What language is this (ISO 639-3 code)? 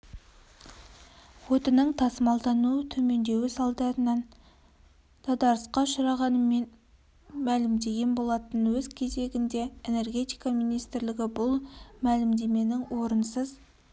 kaz